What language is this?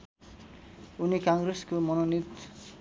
Nepali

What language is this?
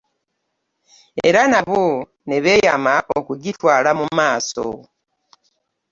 Ganda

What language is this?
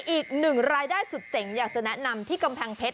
Thai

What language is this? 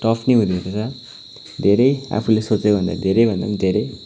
Nepali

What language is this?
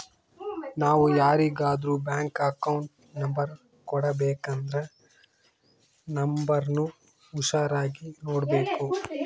Kannada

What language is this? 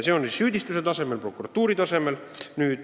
Estonian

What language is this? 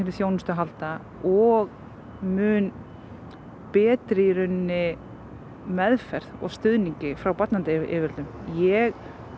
Icelandic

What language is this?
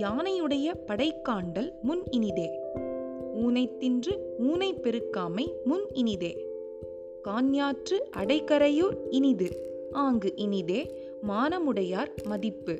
Tamil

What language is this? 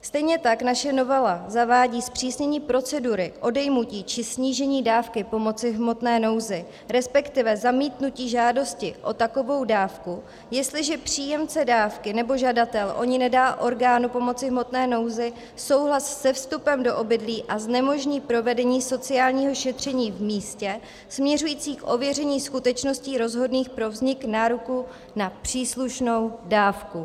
Czech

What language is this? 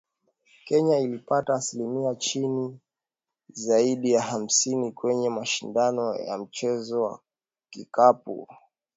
Swahili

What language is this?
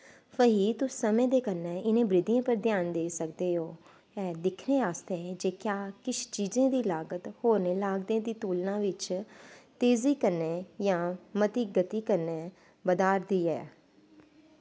Dogri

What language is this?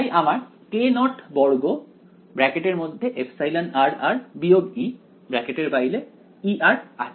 Bangla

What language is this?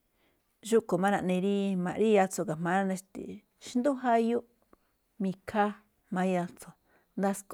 Malinaltepec Me'phaa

